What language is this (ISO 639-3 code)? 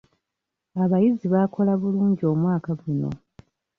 lug